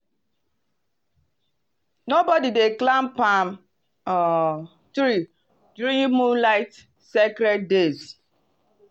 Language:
Nigerian Pidgin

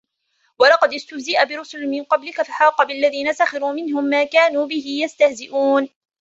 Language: Arabic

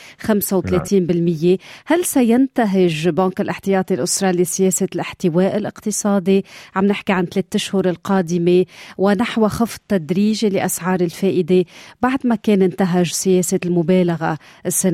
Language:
Arabic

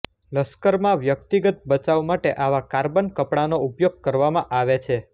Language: Gujarati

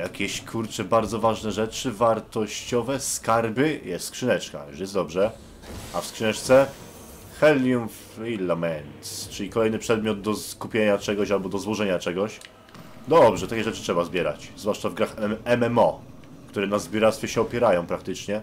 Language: Polish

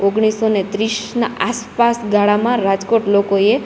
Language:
Gujarati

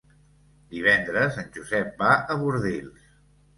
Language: Catalan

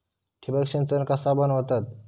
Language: Marathi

